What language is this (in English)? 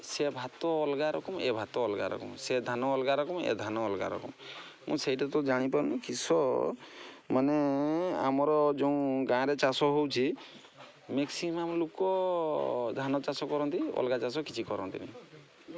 Odia